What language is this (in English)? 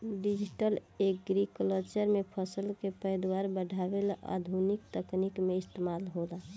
Bhojpuri